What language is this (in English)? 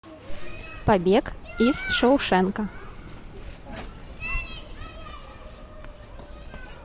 Russian